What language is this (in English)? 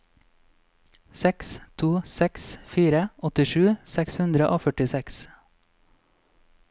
Norwegian